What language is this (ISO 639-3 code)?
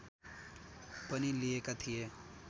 nep